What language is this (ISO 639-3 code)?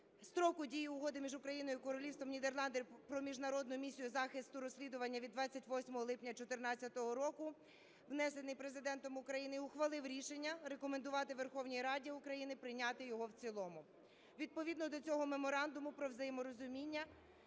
ukr